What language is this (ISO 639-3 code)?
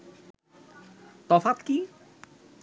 ben